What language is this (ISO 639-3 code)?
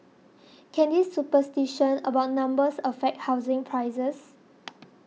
eng